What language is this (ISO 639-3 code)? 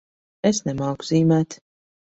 lav